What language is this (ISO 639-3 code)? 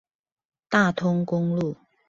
zho